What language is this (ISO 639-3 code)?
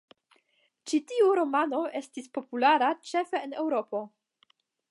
epo